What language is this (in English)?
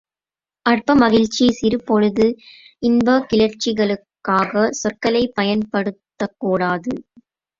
Tamil